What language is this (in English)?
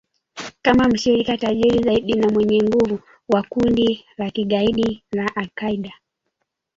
Swahili